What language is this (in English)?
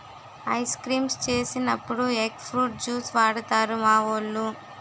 Telugu